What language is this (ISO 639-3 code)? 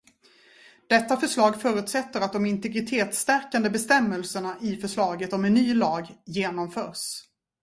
swe